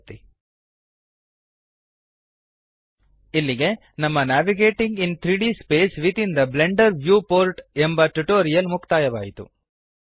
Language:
Kannada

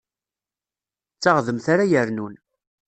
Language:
Kabyle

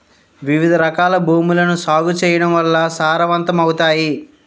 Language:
Telugu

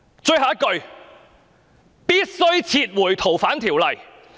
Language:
Cantonese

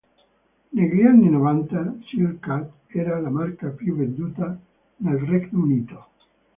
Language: Italian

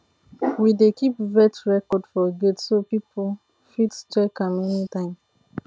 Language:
Nigerian Pidgin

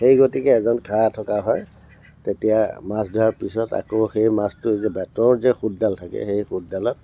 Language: Assamese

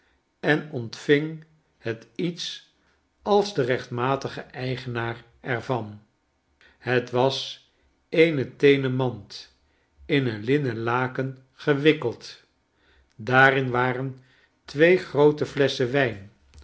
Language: Dutch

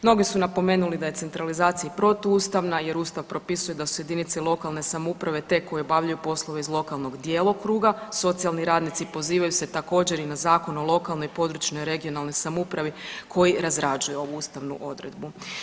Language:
Croatian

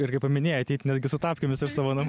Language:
Lithuanian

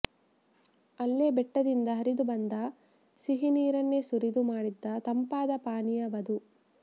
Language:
Kannada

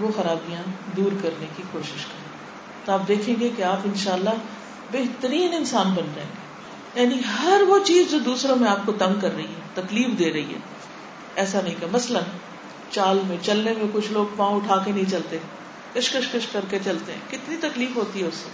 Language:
Urdu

